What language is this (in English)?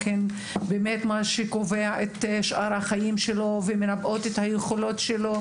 Hebrew